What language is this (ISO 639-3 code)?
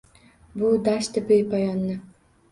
uzb